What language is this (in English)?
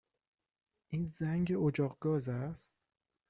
Persian